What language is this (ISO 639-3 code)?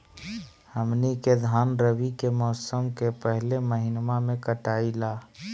mag